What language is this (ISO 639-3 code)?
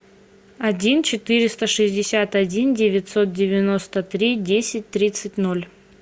rus